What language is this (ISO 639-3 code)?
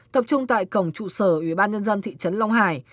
vie